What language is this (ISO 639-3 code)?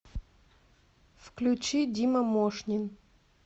rus